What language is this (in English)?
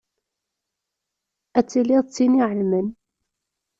Kabyle